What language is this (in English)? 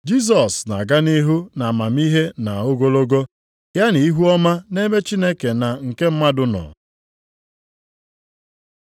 Igbo